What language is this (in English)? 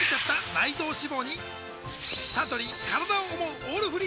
Japanese